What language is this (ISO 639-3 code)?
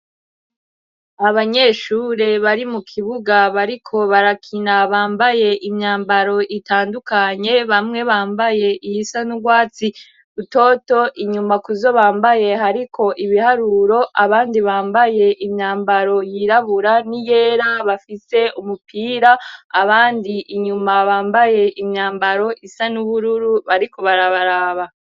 run